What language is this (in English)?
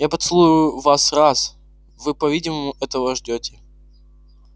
Russian